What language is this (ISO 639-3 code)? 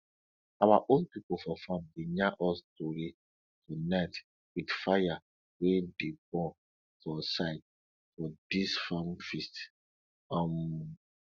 pcm